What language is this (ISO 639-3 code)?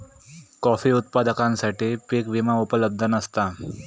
mar